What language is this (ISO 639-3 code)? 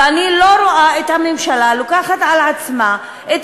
heb